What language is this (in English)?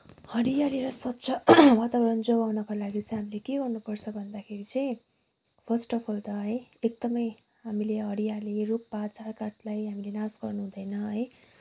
Nepali